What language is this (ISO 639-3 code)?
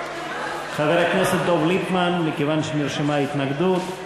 heb